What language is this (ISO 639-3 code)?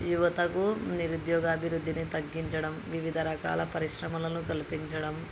tel